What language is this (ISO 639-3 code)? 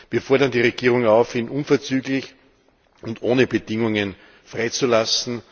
deu